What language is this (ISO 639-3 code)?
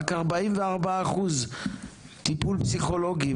heb